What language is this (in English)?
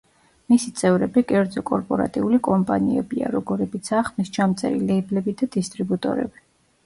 Georgian